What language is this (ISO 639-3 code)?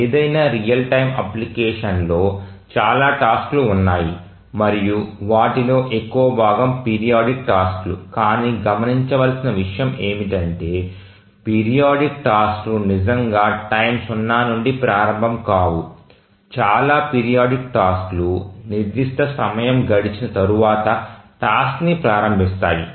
tel